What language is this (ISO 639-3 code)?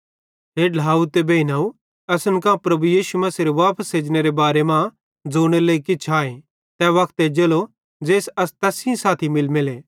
bhd